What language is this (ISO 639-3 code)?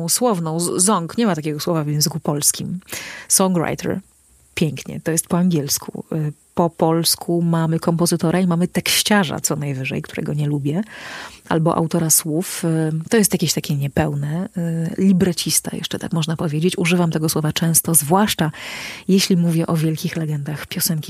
pol